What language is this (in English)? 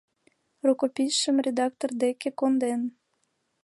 Mari